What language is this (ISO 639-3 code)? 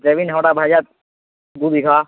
mai